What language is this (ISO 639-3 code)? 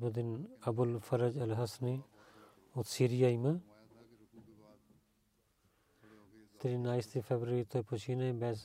bul